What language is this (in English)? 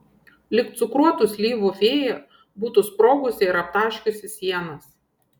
Lithuanian